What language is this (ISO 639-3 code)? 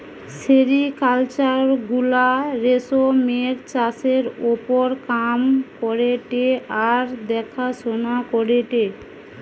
ben